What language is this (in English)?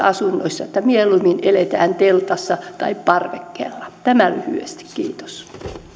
Finnish